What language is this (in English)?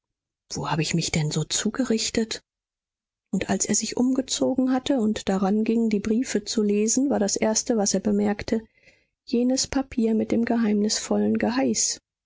German